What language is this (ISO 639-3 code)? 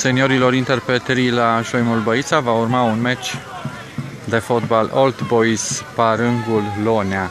ron